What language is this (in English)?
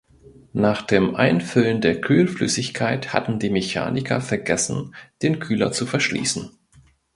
German